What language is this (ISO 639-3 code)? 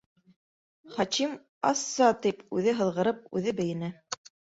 bak